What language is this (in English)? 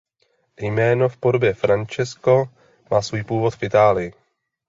Czech